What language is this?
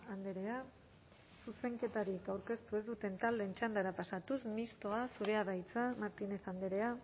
Basque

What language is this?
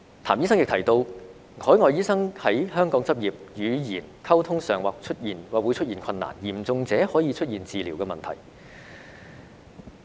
Cantonese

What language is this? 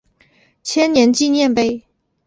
Chinese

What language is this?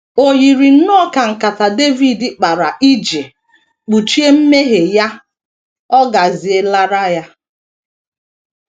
Igbo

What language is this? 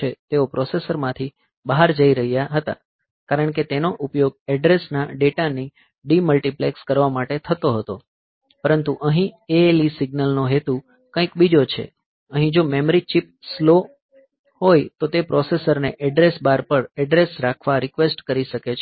Gujarati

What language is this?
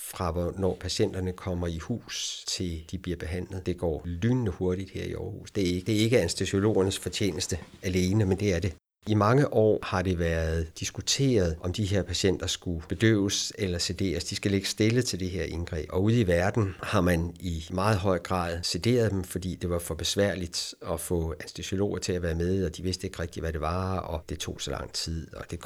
Danish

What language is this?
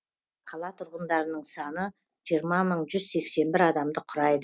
Kazakh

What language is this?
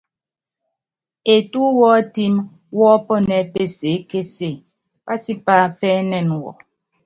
Yangben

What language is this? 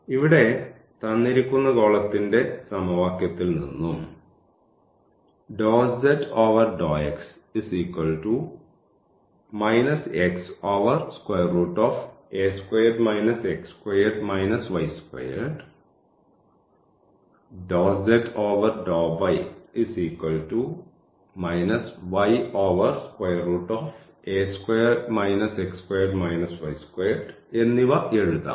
Malayalam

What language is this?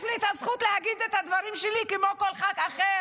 Hebrew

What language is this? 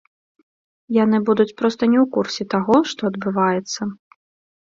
Belarusian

